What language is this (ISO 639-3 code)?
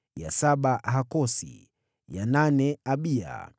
swa